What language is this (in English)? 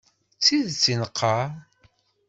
Kabyle